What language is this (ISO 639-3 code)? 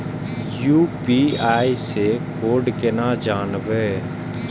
mai